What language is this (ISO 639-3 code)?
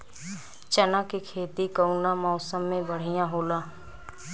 bho